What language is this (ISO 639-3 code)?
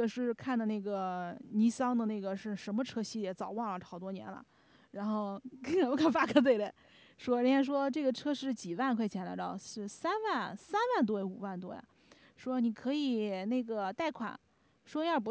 zho